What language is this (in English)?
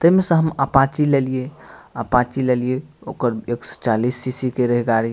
Maithili